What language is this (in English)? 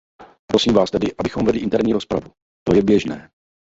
Czech